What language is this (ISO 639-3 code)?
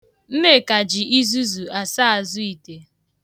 ibo